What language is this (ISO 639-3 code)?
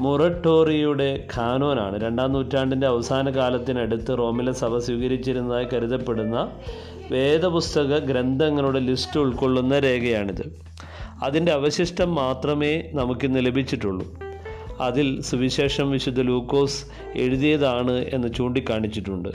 mal